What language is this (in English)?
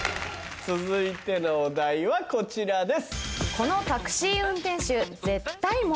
Japanese